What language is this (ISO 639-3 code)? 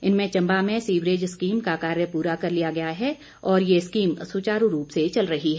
hin